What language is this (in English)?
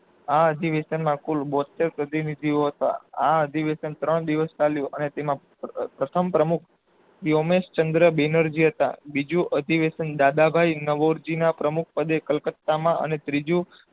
Gujarati